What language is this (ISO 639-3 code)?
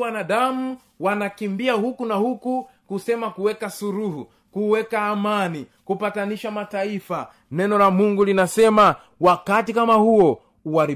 swa